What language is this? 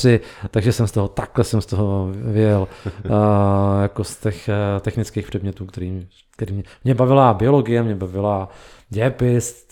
Czech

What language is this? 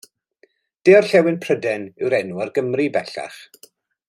Welsh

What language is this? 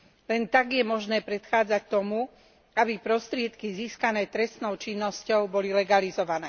Slovak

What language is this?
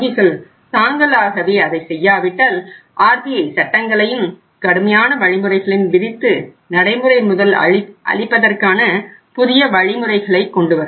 Tamil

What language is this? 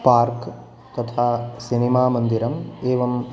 Sanskrit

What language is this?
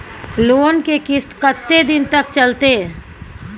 Maithili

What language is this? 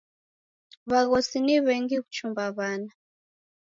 Taita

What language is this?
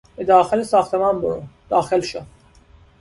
Persian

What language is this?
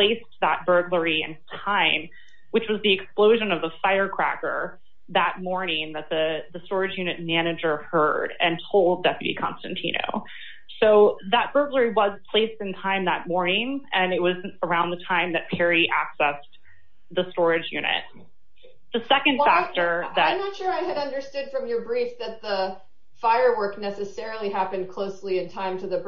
English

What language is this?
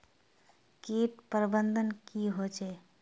Magahi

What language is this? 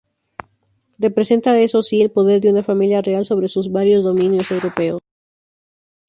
Spanish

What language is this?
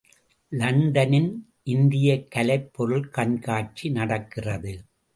Tamil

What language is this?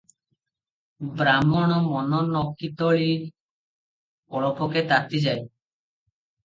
Odia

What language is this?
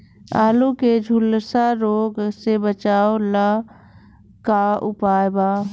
Bhojpuri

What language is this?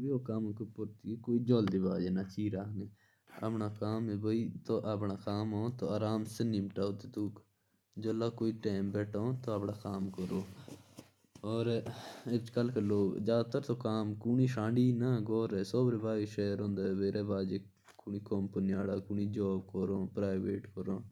Jaunsari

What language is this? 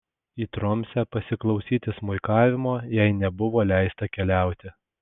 Lithuanian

